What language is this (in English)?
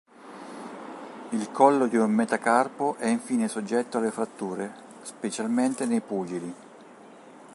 Italian